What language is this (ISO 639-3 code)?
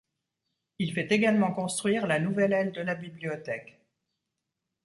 fra